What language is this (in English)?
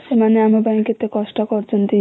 Odia